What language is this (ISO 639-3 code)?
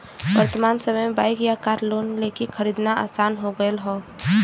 bho